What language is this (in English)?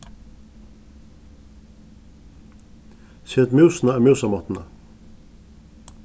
Faroese